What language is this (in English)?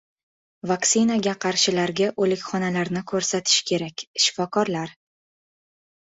Uzbek